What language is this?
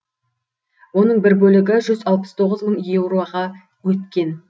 Kazakh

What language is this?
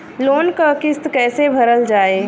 Bhojpuri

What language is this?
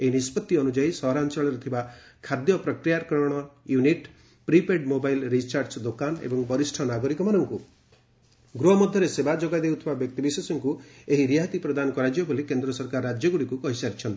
Odia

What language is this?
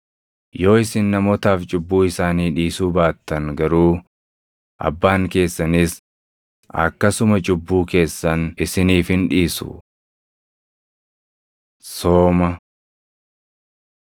Oromo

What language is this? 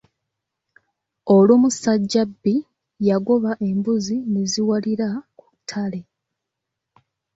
Ganda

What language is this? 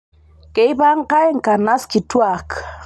Masai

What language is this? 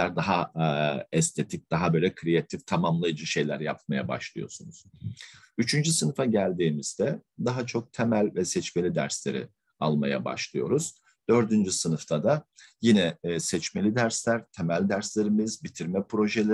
Turkish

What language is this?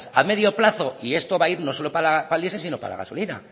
Spanish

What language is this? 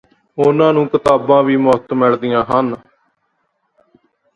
Punjabi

